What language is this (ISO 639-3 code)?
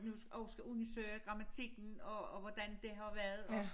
dan